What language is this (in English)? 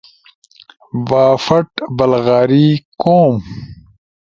Ushojo